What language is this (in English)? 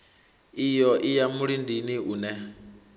Venda